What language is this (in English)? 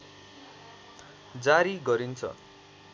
Nepali